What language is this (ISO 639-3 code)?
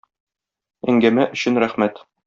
tat